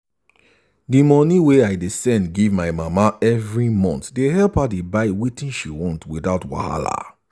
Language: Nigerian Pidgin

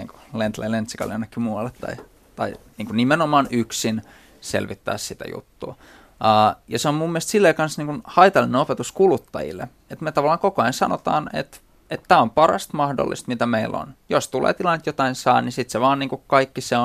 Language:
Finnish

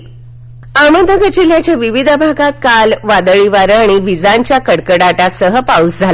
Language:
Marathi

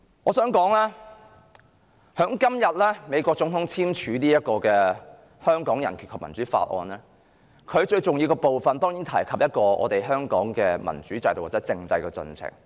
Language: Cantonese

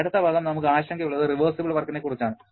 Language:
Malayalam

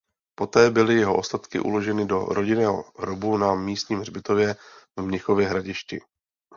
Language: Czech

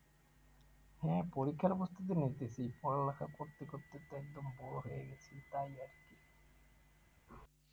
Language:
Bangla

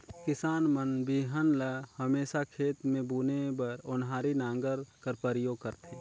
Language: Chhattisgarhi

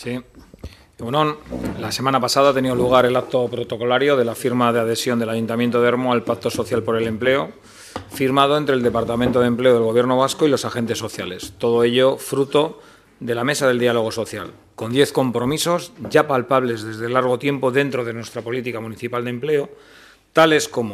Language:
Spanish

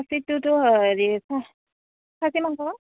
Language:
Assamese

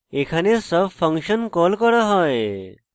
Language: Bangla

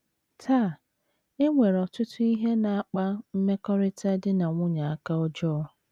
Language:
Igbo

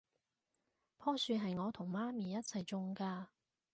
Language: Cantonese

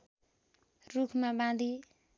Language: Nepali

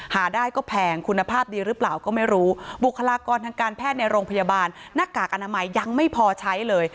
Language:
Thai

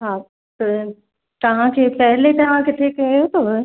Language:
Sindhi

